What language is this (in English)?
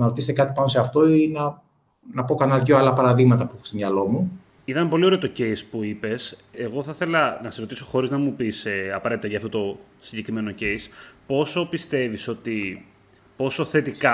Greek